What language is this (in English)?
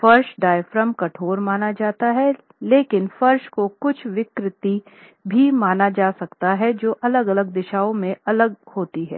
Hindi